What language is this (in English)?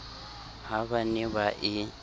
Southern Sotho